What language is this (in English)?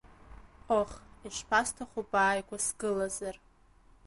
Abkhazian